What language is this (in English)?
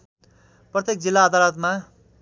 Nepali